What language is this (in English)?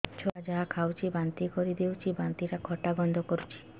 Odia